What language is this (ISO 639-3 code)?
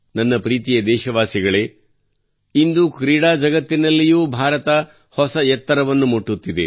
kan